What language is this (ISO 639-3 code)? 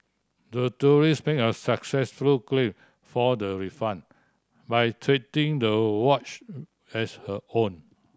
eng